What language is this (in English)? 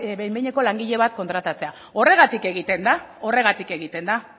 Basque